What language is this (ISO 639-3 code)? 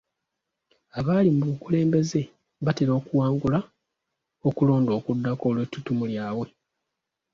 lug